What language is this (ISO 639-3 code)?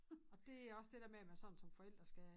dan